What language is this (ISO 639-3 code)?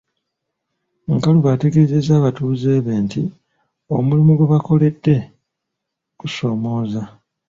lug